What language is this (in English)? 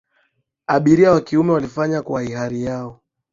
Swahili